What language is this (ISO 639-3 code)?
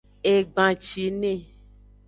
ajg